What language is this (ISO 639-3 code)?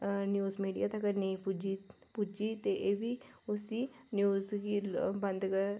doi